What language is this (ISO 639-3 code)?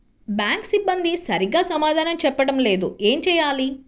tel